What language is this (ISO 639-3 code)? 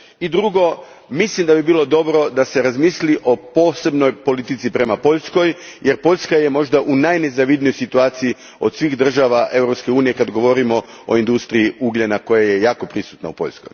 hrv